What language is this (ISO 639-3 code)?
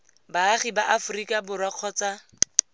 tsn